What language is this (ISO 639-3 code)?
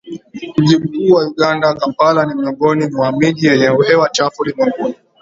swa